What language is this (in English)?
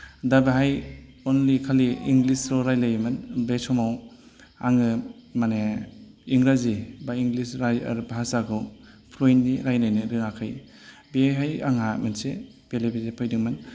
Bodo